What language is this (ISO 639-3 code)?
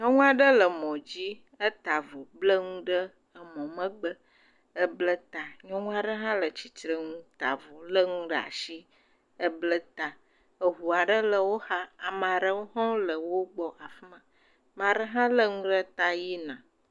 ewe